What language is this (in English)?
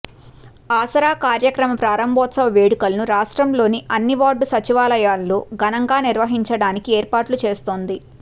Telugu